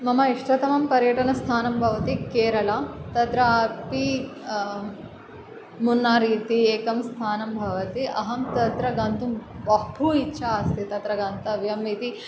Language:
Sanskrit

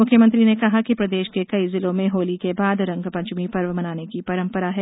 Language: Hindi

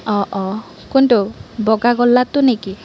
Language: Assamese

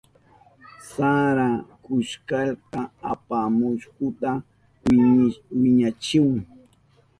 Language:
Southern Pastaza Quechua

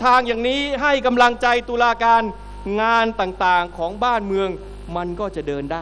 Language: Thai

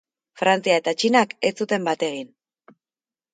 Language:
Basque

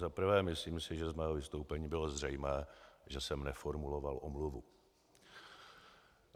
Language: Czech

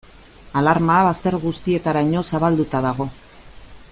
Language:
Basque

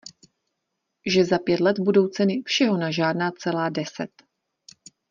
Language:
Czech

